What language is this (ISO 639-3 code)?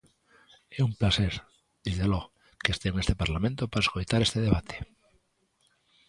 glg